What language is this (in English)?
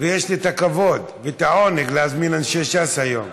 Hebrew